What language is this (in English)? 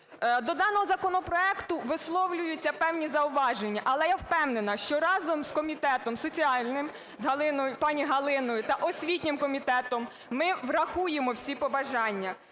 Ukrainian